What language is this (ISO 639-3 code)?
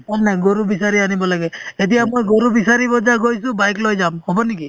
asm